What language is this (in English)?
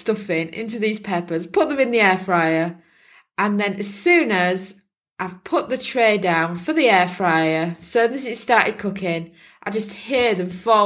English